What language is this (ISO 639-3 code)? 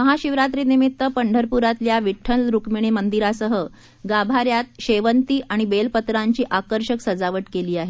mar